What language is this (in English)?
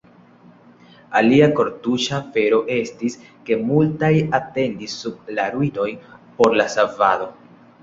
Esperanto